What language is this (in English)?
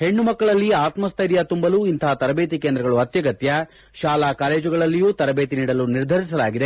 Kannada